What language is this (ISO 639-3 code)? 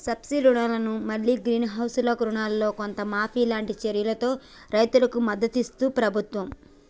tel